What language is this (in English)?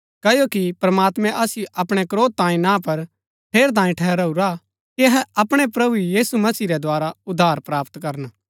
Gaddi